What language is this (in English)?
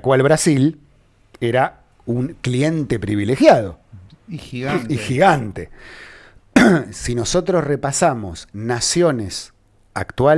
Spanish